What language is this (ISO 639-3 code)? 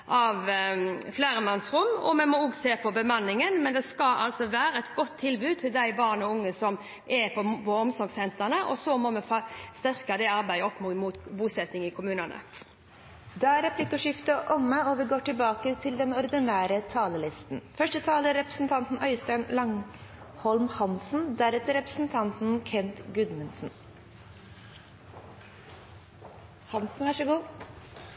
nor